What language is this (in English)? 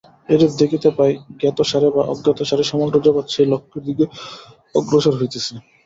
Bangla